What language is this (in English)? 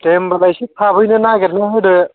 Bodo